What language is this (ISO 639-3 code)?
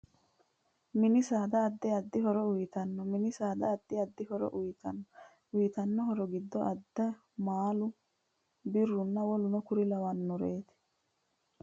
sid